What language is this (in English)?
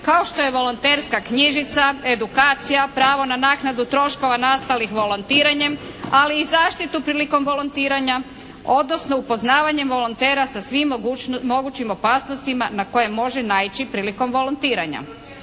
Croatian